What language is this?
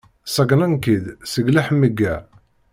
Kabyle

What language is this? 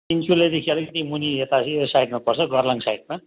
Nepali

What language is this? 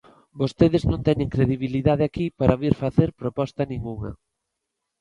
Galician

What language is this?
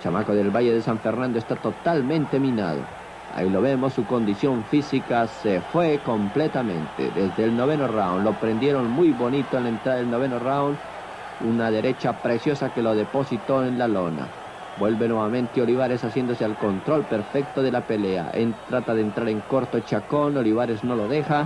Spanish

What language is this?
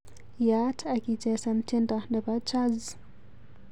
Kalenjin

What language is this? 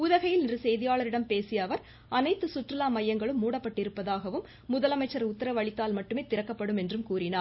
Tamil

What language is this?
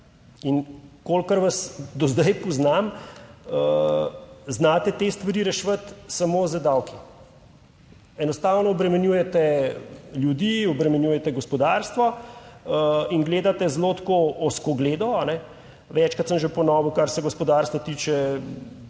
Slovenian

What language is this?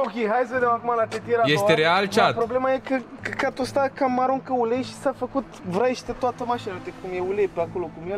Romanian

